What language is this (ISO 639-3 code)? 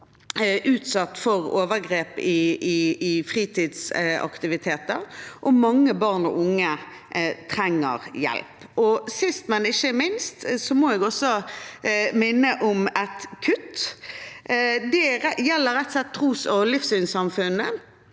nor